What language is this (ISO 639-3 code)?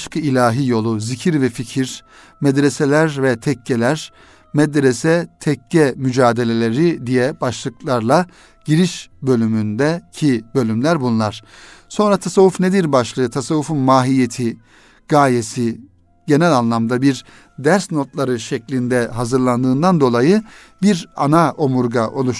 tur